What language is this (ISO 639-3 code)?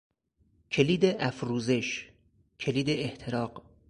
fas